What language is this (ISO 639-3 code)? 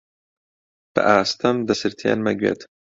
ckb